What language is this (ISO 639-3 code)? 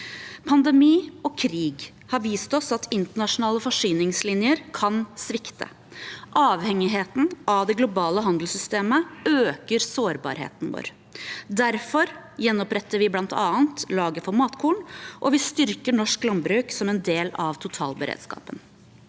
nor